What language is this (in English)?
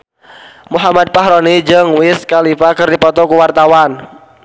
Sundanese